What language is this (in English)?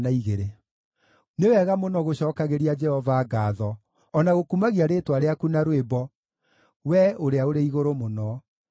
Kikuyu